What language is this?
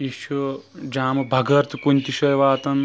Kashmiri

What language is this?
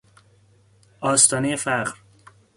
Persian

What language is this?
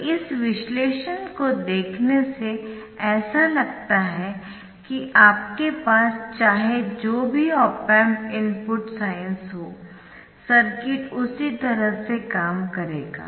Hindi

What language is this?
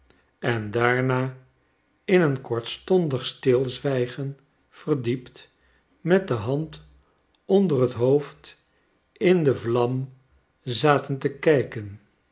Dutch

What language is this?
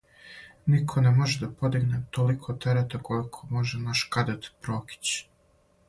Serbian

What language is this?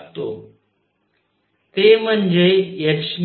Marathi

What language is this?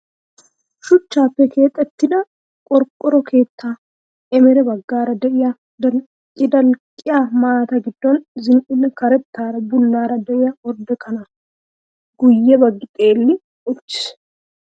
Wolaytta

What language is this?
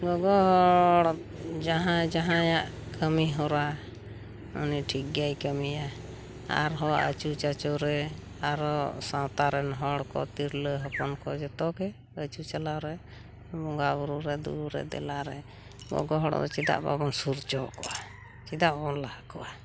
Santali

